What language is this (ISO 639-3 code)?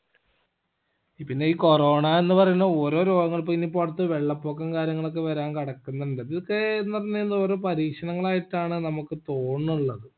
mal